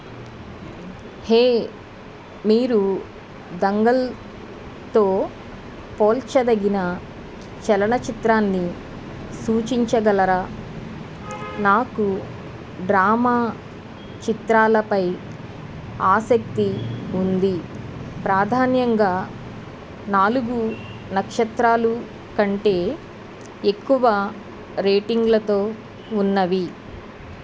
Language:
Telugu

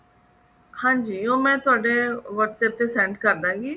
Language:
Punjabi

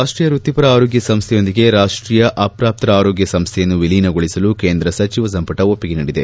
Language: Kannada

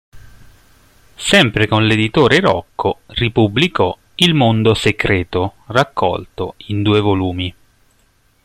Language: Italian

